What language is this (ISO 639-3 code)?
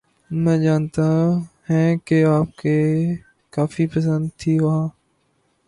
urd